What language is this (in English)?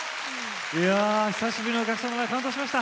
Japanese